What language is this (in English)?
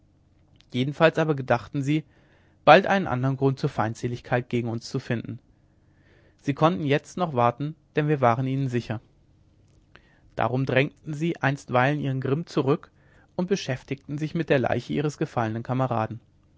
German